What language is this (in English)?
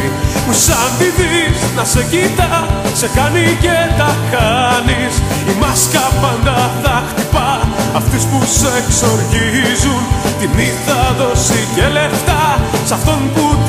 Greek